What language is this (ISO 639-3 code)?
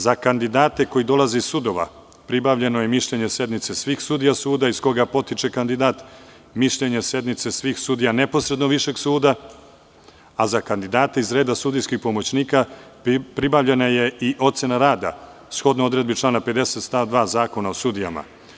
srp